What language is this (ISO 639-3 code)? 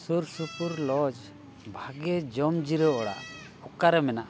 sat